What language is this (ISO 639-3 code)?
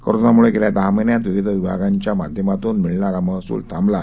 mar